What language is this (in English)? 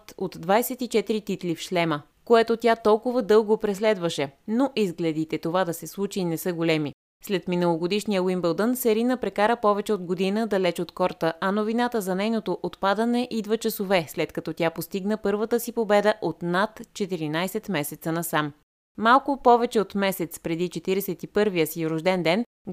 Bulgarian